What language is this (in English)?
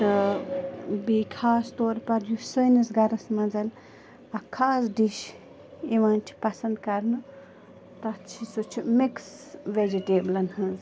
Kashmiri